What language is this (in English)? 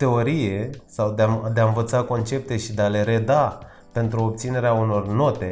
Romanian